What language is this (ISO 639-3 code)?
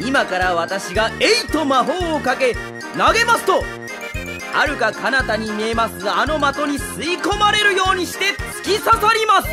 jpn